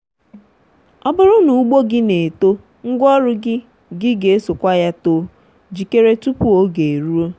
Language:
Igbo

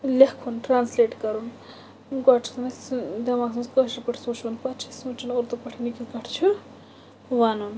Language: Kashmiri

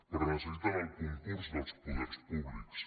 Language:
Catalan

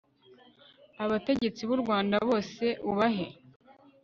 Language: Kinyarwanda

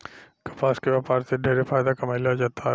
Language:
Bhojpuri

